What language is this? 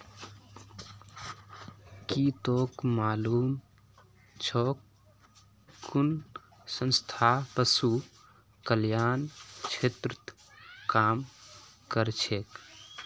Magahi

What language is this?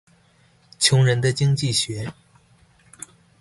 Chinese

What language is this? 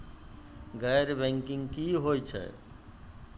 Maithili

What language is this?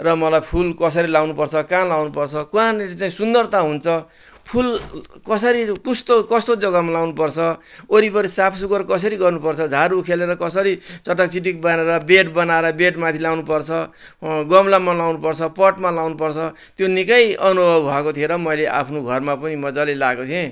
Nepali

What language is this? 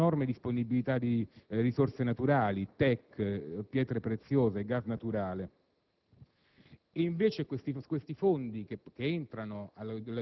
Italian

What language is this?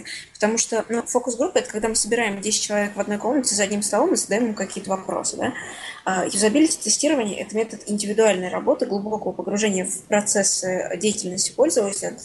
Russian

